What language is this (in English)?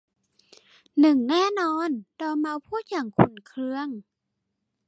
Thai